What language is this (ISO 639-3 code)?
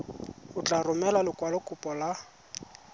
tsn